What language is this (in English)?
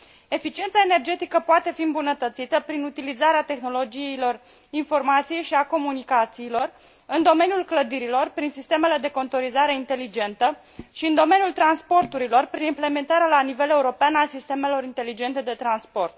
Romanian